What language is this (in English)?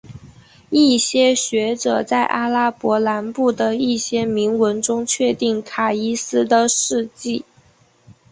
Chinese